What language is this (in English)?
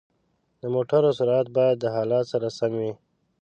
Pashto